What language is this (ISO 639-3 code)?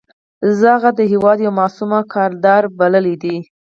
pus